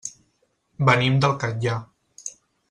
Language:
Catalan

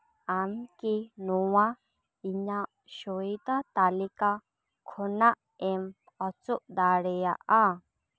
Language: Santali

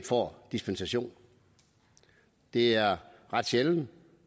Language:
Danish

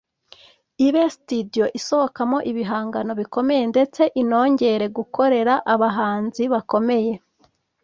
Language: Kinyarwanda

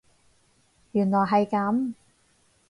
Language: Cantonese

